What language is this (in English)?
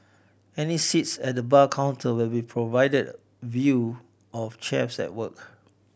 English